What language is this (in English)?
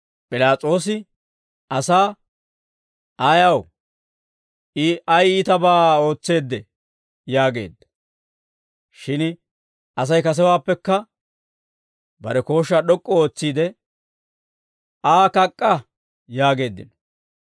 Dawro